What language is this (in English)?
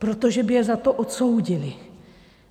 Czech